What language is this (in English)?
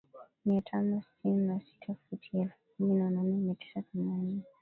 Swahili